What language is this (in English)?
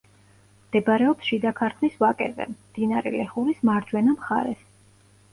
Georgian